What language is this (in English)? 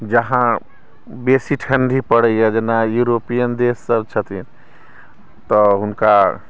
Maithili